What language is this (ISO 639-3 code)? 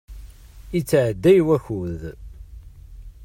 kab